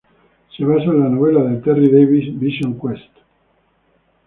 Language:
Spanish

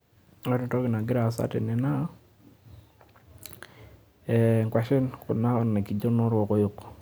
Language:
Masai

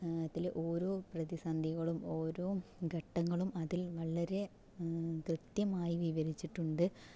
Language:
Malayalam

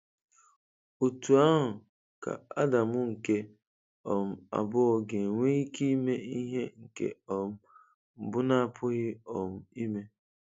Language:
Igbo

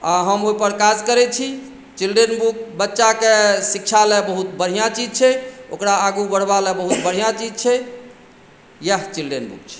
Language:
Maithili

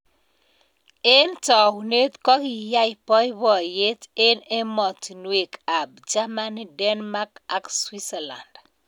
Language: Kalenjin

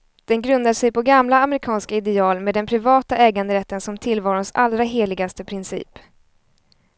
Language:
Swedish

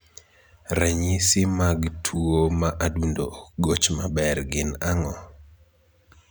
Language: Luo (Kenya and Tanzania)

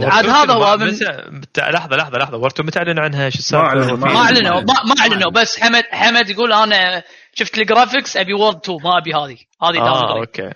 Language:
Arabic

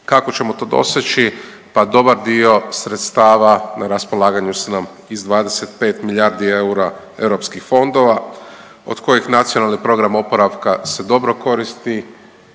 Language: Croatian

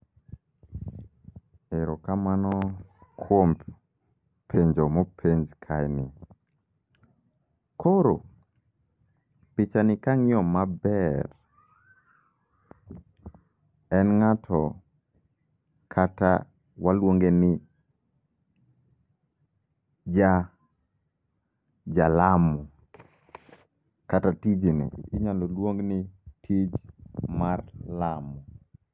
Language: Luo (Kenya and Tanzania)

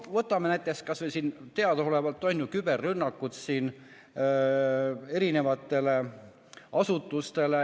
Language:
Estonian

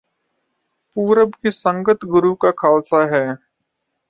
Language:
Punjabi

